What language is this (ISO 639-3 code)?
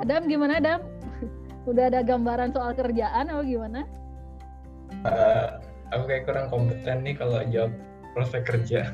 ind